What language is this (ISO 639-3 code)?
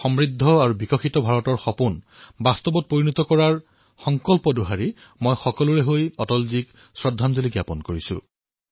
asm